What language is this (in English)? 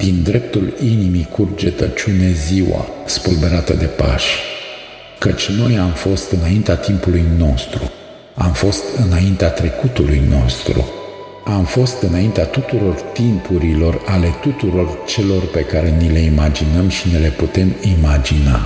Romanian